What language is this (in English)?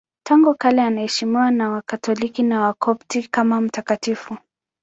Swahili